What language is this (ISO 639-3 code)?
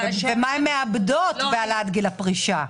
heb